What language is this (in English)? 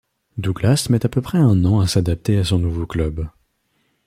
French